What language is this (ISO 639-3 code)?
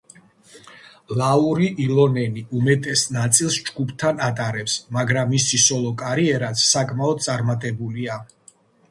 kat